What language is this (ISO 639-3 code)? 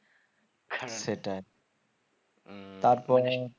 ben